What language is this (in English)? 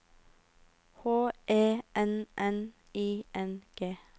Norwegian